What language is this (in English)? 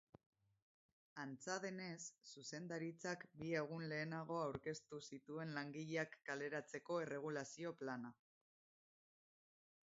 Basque